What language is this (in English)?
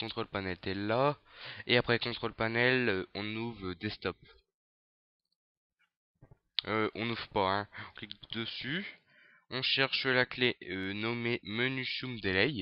French